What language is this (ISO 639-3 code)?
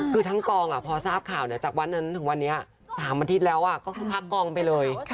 tha